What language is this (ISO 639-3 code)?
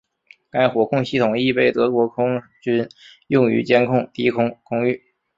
zho